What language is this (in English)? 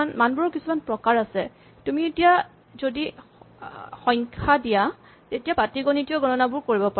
Assamese